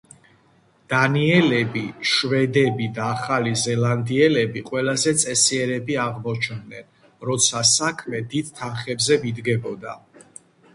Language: Georgian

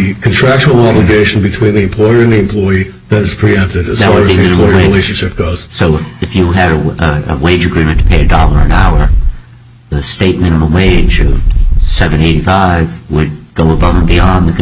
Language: English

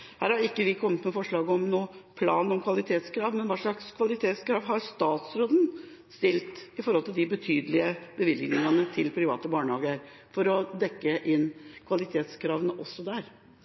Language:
Norwegian Bokmål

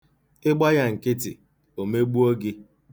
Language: Igbo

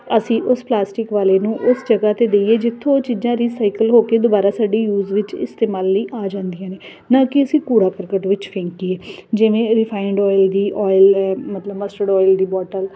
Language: Punjabi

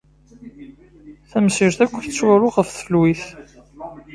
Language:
Kabyle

